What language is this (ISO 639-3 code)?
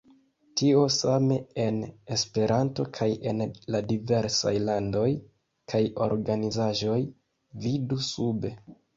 epo